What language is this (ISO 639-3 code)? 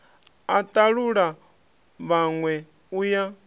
ven